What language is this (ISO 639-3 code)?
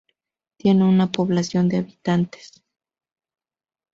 spa